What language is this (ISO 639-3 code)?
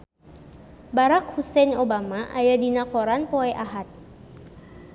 sun